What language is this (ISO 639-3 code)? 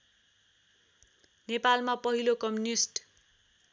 nep